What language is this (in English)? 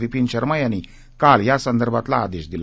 Marathi